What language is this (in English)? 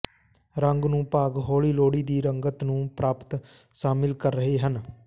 Punjabi